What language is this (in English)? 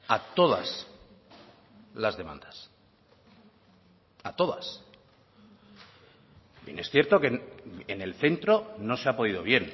Spanish